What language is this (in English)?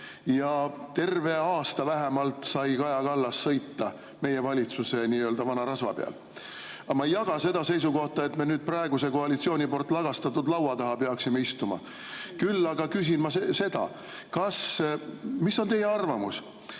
Estonian